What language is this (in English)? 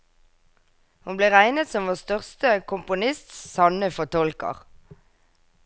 Norwegian